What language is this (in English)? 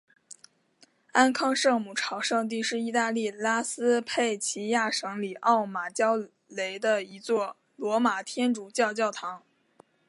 Chinese